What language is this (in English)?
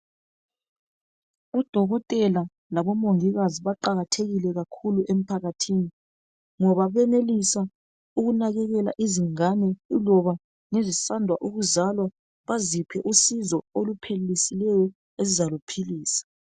North Ndebele